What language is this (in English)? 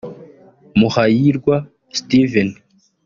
Kinyarwanda